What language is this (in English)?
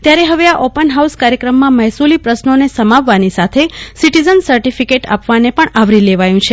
Gujarati